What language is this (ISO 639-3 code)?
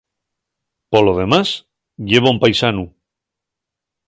ast